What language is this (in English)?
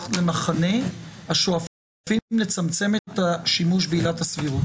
Hebrew